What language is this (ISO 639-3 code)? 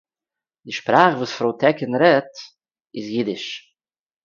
yid